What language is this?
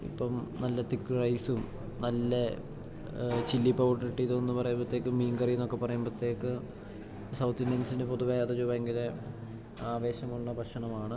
Malayalam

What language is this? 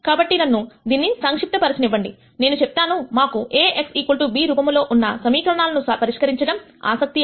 Telugu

